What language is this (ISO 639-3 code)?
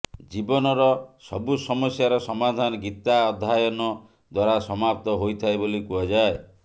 ori